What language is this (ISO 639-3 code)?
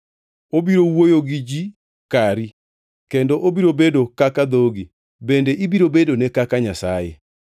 luo